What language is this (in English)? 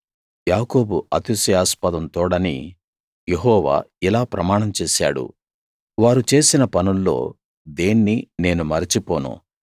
Telugu